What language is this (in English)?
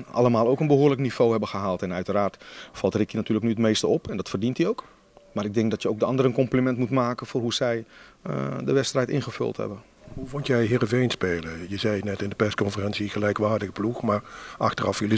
Dutch